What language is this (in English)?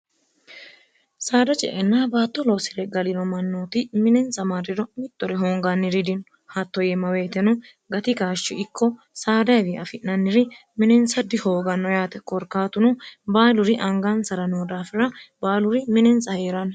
Sidamo